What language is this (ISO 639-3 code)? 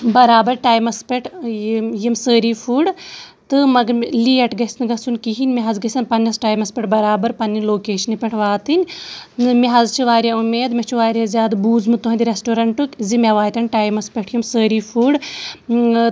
kas